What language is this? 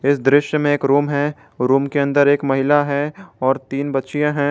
Hindi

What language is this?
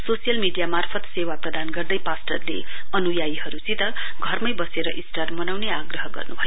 Nepali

